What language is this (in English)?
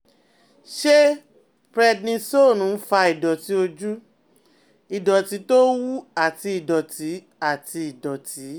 Yoruba